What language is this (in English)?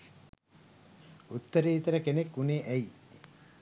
Sinhala